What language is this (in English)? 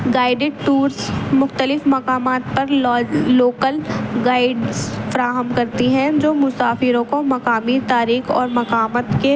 Urdu